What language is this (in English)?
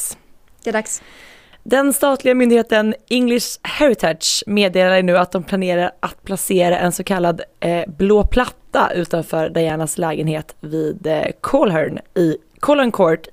Swedish